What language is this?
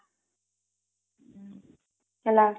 Odia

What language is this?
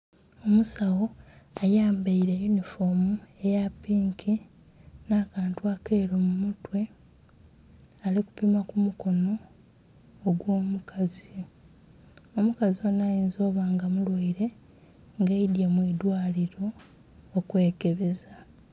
Soga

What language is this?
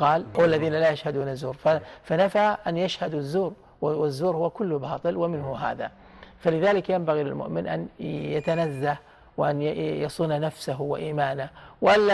Arabic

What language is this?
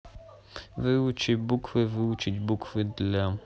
Russian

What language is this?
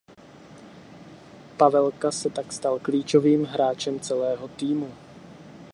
Czech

